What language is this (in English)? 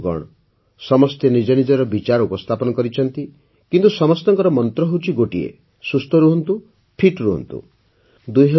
Odia